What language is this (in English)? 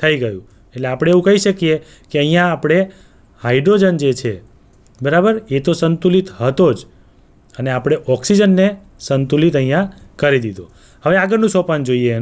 Hindi